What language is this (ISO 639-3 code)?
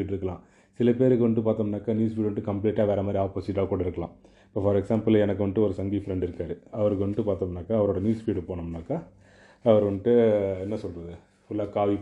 tam